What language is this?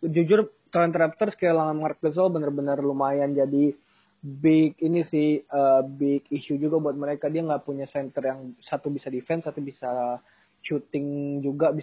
Indonesian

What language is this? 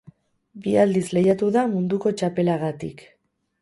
Basque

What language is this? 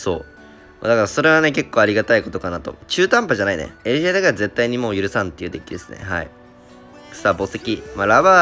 Japanese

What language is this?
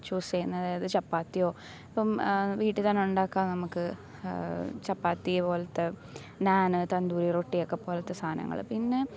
Malayalam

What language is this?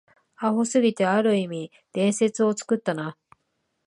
Japanese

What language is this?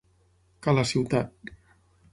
Catalan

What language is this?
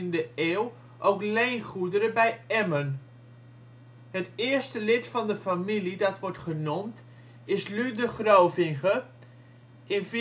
Dutch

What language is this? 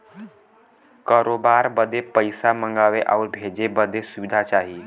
Bhojpuri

